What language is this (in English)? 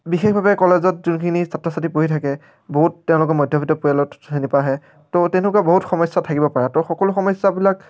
Assamese